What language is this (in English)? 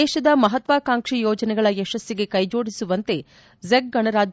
Kannada